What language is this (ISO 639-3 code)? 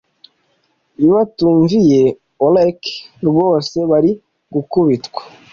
kin